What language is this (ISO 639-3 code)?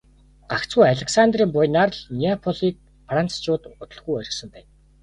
mon